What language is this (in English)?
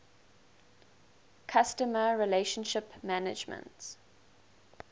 English